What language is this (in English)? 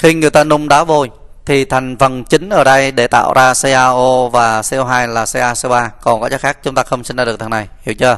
Vietnamese